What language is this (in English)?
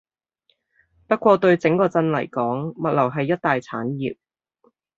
Cantonese